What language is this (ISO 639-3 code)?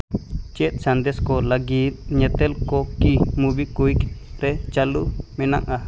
sat